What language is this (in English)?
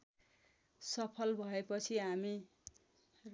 Nepali